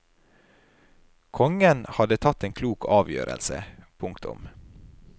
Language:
Norwegian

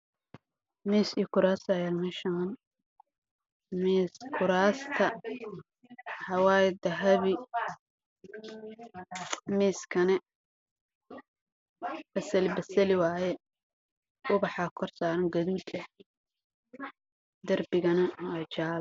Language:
Somali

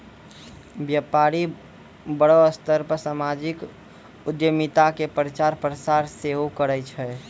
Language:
Maithili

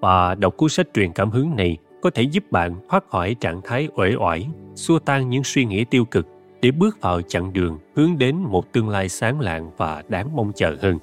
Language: Vietnamese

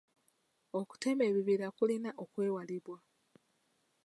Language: Ganda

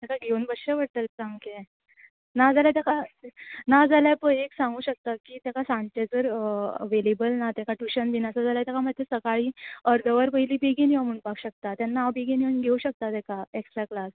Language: Konkani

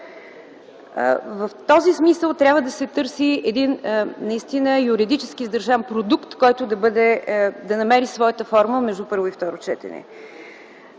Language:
Bulgarian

